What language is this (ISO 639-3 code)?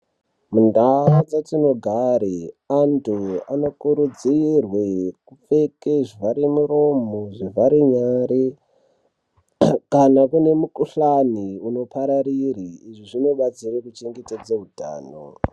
ndc